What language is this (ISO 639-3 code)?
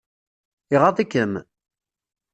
kab